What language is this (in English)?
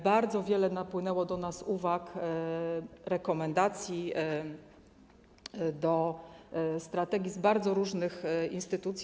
Polish